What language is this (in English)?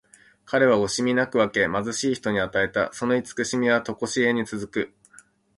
Japanese